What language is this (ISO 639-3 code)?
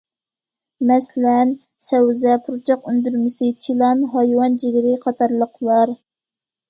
uig